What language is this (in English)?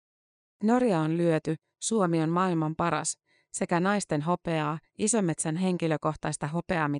Finnish